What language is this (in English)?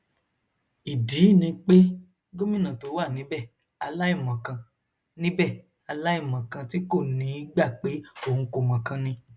Yoruba